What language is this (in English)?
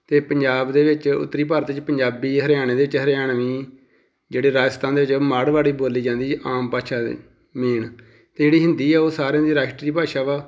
Punjabi